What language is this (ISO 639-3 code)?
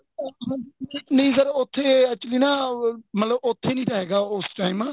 pan